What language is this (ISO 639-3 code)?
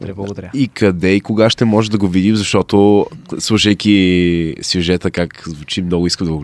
bul